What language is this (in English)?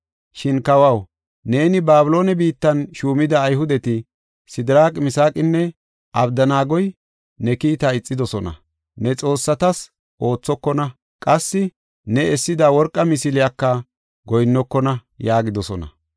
Gofa